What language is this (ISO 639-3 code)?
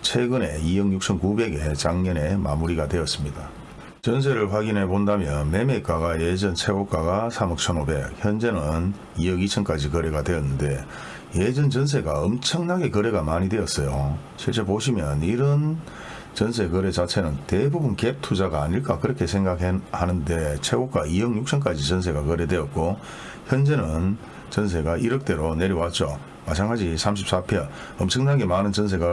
kor